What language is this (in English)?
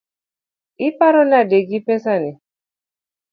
Luo (Kenya and Tanzania)